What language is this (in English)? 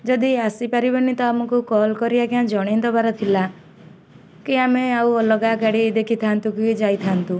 Odia